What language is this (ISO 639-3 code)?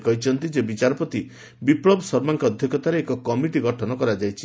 ori